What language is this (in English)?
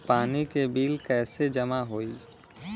Bhojpuri